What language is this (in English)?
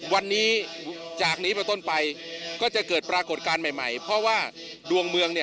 Thai